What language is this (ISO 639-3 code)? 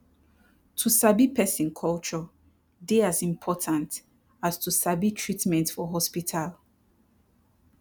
pcm